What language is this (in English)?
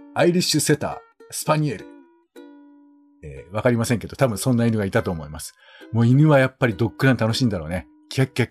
Japanese